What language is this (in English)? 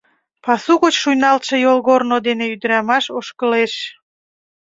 Mari